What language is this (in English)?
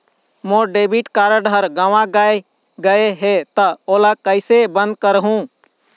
Chhattisgarhi